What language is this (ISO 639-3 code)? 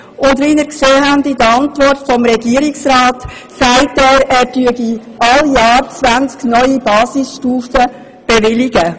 gsw